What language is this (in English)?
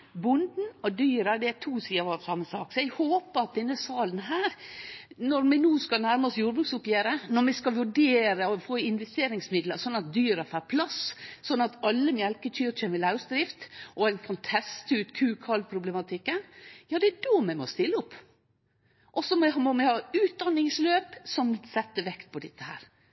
Norwegian Nynorsk